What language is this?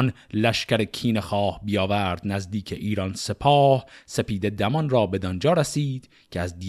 Persian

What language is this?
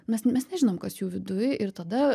Lithuanian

